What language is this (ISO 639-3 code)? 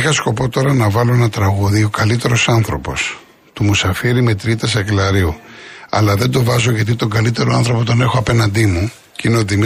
ell